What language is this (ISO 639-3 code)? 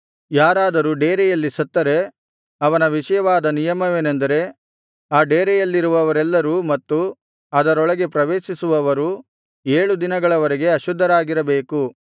kan